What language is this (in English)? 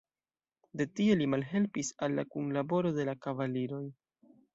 Esperanto